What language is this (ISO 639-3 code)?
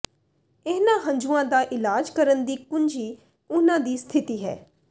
pan